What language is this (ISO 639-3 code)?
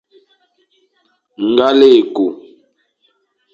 fan